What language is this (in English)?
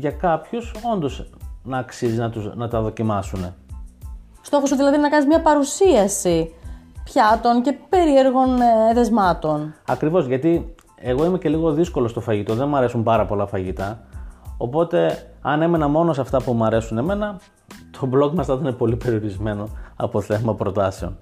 Greek